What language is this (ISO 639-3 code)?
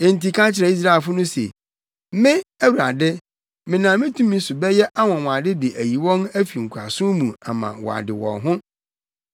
aka